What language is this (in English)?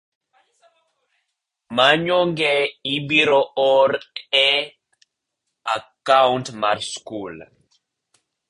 Luo (Kenya and Tanzania)